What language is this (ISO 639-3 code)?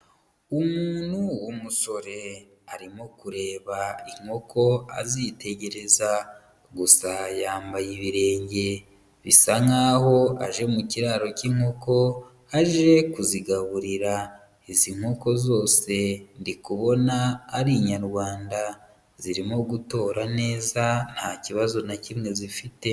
kin